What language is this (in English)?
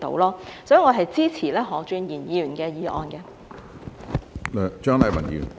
Cantonese